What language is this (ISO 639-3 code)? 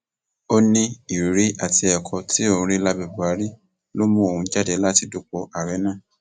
yor